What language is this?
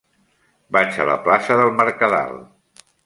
Catalan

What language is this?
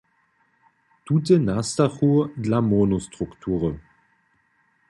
Upper Sorbian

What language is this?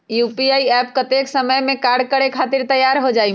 Magahi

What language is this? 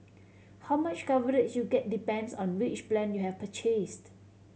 English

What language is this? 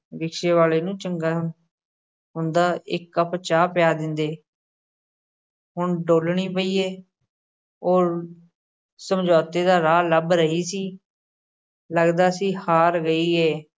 Punjabi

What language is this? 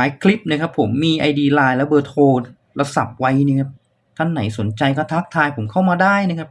Thai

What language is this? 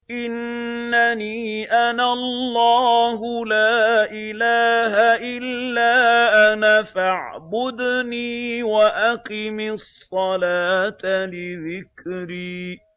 Arabic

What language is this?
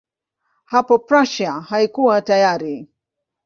Swahili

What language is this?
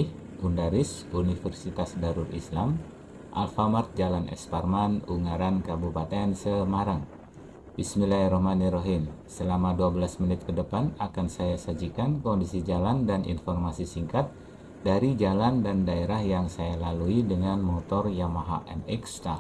Indonesian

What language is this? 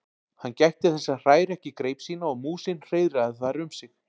Icelandic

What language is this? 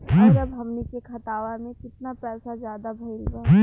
Bhojpuri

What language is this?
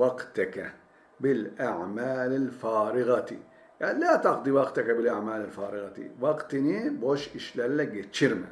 Turkish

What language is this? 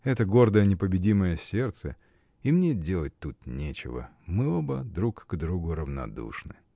Russian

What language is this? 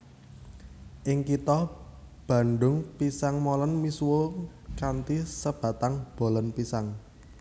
Javanese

